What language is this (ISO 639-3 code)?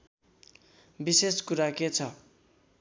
nep